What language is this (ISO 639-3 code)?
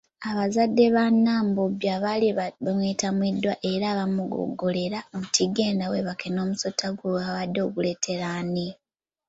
lug